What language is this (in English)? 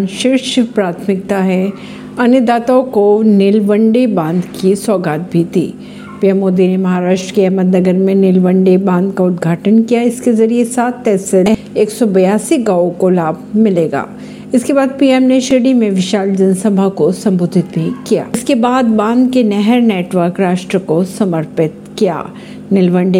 Hindi